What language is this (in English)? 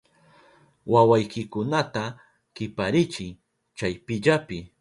Southern Pastaza Quechua